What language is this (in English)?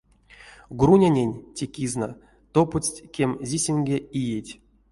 Erzya